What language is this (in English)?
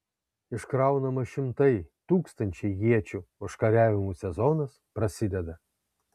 Lithuanian